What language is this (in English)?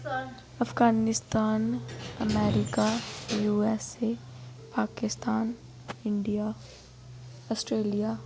Dogri